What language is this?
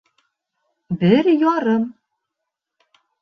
Bashkir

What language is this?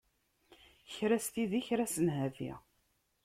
Kabyle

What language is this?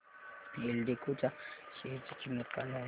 Marathi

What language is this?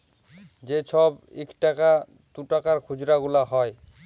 Bangla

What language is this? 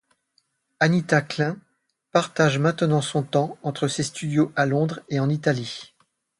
French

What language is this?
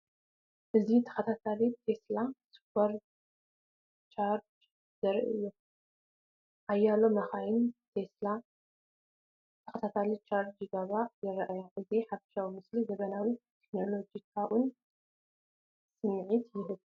Tigrinya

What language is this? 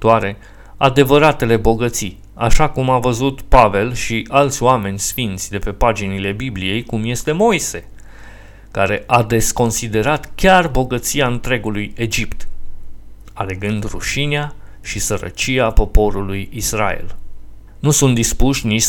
Romanian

